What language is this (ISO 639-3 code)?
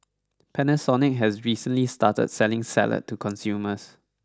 eng